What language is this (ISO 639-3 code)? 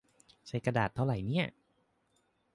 tha